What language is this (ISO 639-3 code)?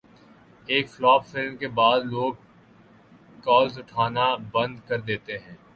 urd